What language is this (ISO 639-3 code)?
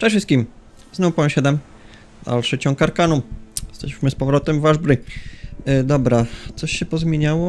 pol